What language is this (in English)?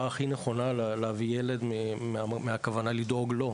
Hebrew